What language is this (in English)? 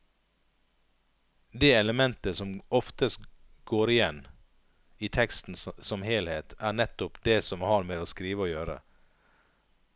Norwegian